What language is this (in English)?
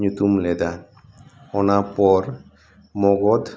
Santali